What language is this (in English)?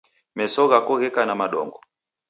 Taita